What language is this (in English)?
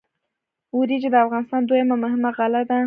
Pashto